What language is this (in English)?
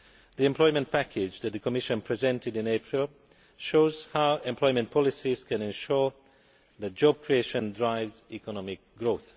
English